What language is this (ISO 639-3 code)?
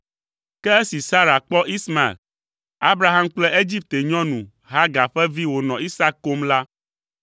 ewe